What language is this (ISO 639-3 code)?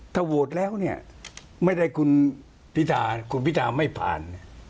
tha